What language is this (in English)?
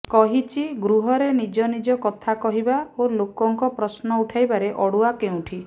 Odia